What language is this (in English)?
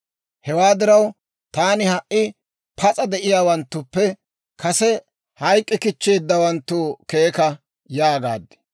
Dawro